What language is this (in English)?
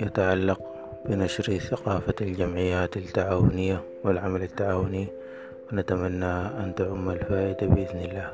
Arabic